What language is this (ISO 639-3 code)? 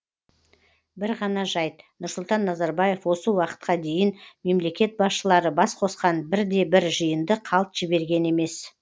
kaz